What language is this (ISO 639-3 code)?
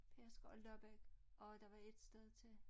dan